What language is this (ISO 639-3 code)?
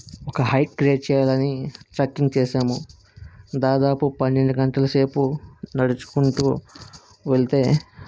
tel